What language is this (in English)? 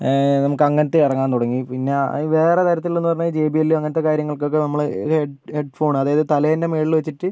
Malayalam